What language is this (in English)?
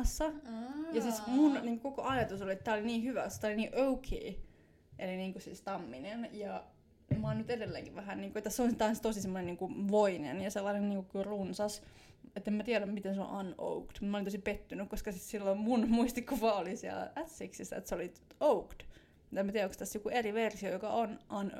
Finnish